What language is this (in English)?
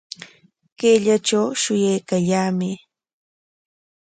Corongo Ancash Quechua